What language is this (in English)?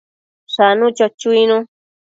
Matsés